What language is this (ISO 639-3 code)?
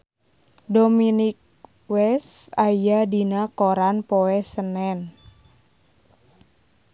sun